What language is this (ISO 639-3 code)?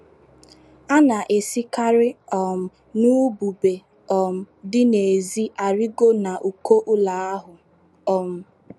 ibo